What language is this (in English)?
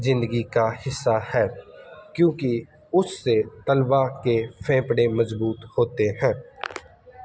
Urdu